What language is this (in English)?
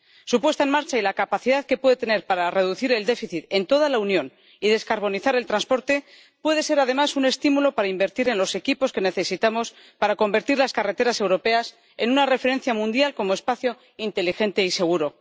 Spanish